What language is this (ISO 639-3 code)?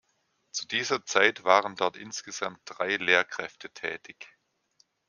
deu